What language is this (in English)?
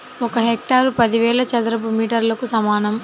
Telugu